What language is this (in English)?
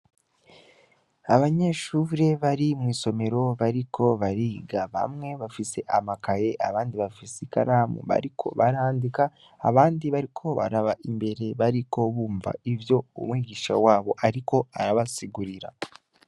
Rundi